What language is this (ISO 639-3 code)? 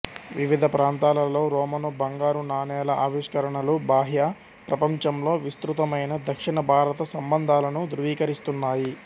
tel